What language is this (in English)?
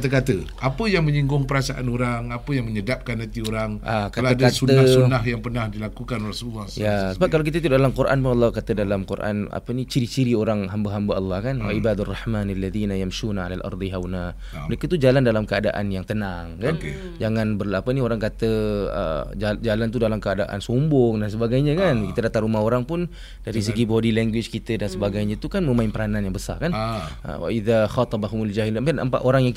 Malay